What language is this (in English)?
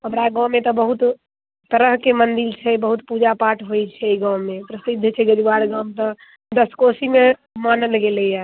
Maithili